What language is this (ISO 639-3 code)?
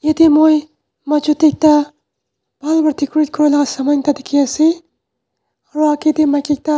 nag